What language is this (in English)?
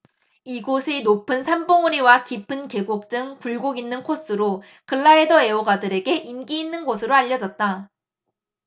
Korean